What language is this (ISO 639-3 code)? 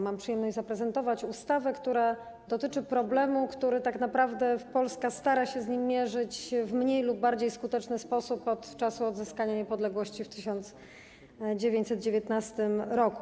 pol